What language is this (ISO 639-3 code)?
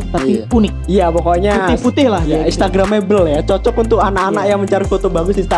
ind